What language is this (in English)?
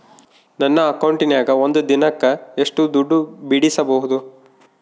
Kannada